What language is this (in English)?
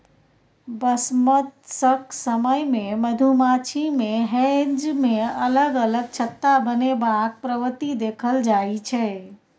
Maithili